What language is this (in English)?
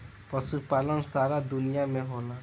Bhojpuri